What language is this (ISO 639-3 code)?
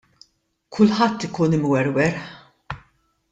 mlt